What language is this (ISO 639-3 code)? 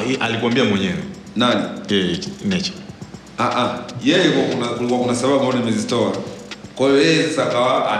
swa